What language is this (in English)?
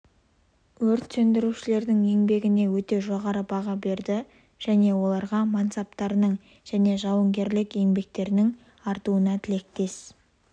Kazakh